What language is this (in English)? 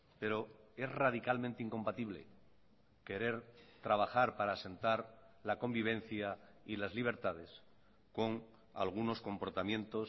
Spanish